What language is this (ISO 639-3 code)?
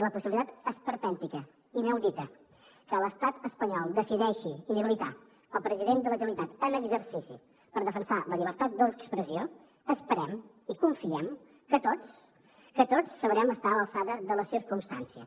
cat